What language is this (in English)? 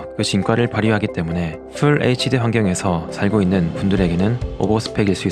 Korean